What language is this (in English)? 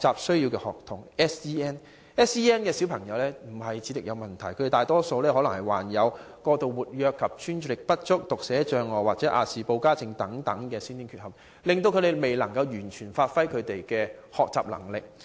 Cantonese